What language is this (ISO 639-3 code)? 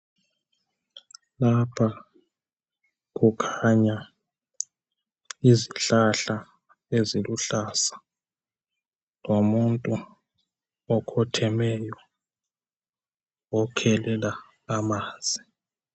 nde